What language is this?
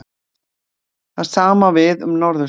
Icelandic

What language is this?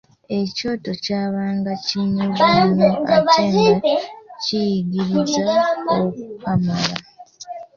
Ganda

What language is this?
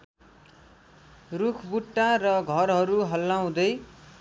Nepali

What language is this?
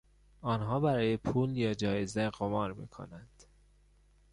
Persian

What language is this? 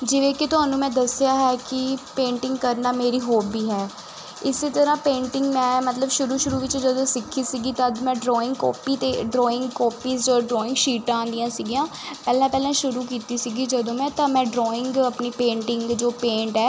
Punjabi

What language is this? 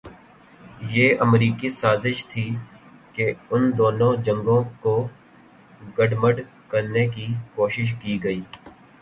Urdu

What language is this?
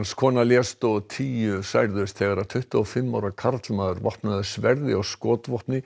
Icelandic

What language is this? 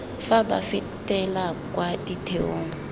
Tswana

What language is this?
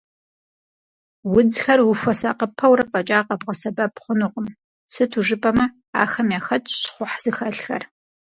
Kabardian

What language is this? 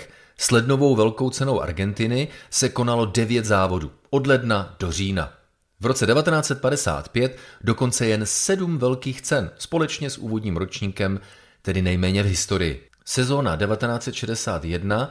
Czech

